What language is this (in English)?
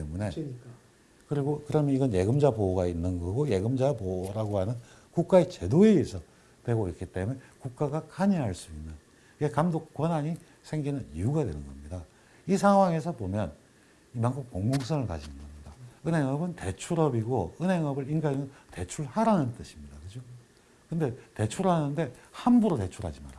Korean